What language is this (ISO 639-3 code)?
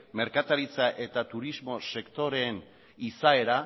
eus